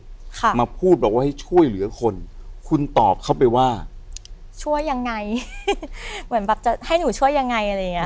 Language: Thai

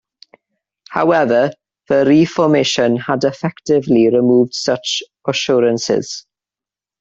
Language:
English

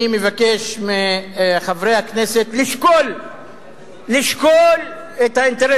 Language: Hebrew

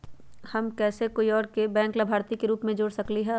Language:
Magahi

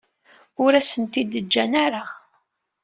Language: Kabyle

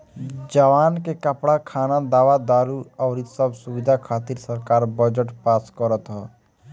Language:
Bhojpuri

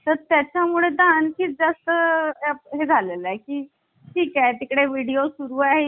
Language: Marathi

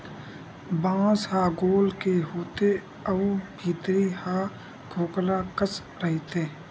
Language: Chhattisgarhi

